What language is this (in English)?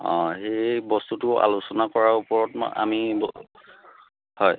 Assamese